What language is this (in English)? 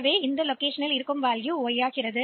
Tamil